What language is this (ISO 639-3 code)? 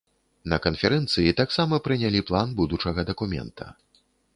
bel